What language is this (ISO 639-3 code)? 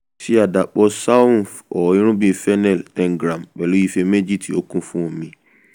yor